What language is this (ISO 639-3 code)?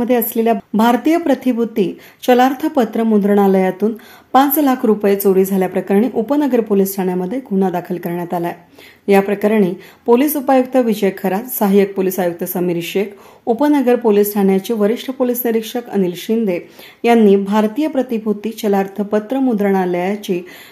ron